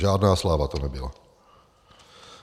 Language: Czech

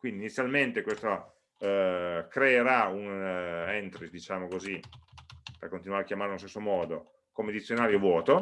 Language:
Italian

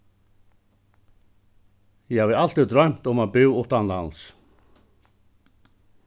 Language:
Faroese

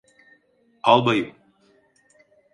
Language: Turkish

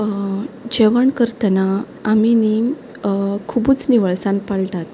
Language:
Konkani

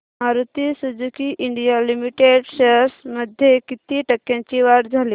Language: Marathi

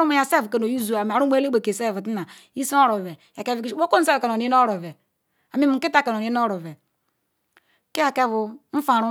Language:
Ikwere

